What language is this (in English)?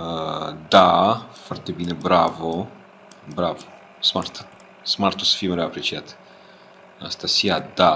Romanian